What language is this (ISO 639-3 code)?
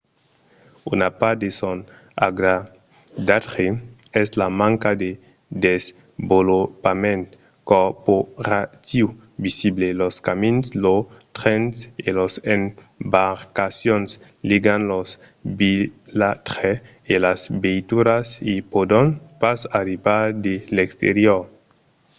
oci